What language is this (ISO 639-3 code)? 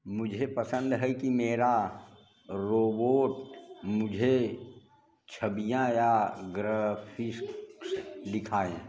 hin